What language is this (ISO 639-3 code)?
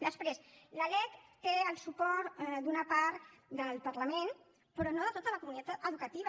cat